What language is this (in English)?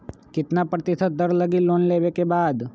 Magahi